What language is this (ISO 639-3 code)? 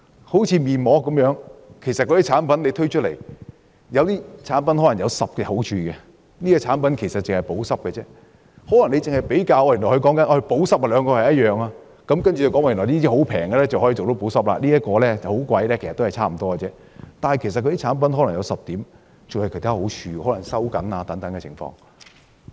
yue